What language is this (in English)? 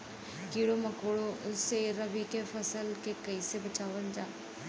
Bhojpuri